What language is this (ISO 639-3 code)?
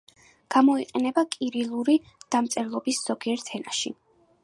kat